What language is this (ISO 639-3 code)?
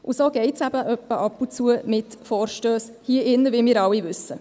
gsw